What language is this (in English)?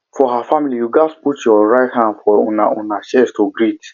Nigerian Pidgin